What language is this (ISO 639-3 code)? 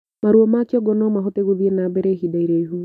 kik